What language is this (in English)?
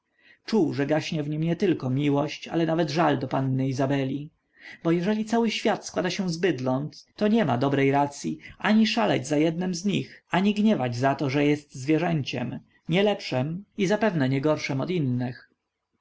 Polish